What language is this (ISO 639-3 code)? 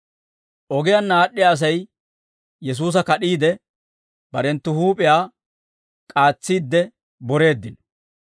dwr